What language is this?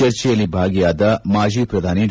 Kannada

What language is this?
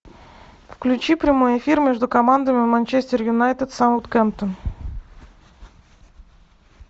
Russian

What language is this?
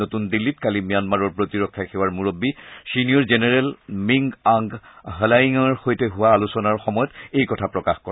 Assamese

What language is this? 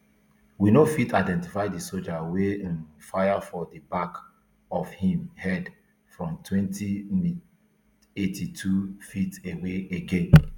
Nigerian Pidgin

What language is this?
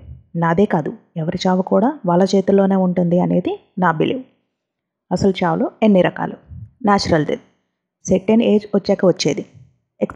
Telugu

